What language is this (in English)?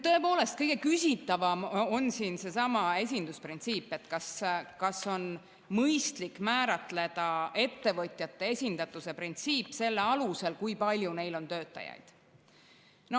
Estonian